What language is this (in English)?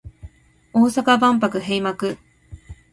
Japanese